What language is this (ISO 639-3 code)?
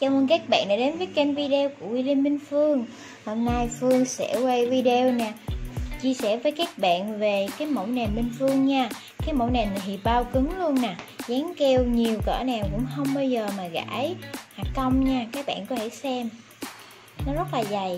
vie